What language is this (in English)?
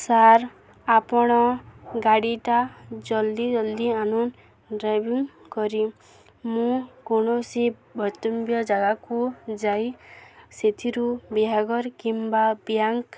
Odia